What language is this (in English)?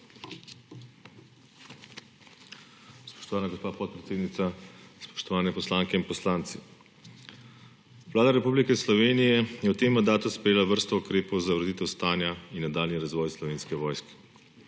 Slovenian